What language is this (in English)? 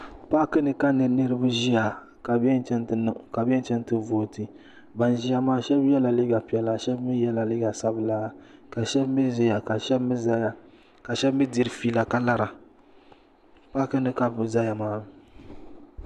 Dagbani